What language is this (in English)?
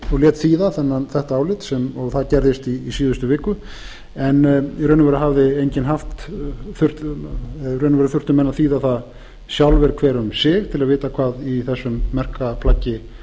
Icelandic